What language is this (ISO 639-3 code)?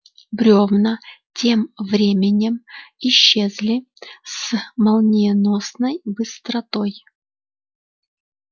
rus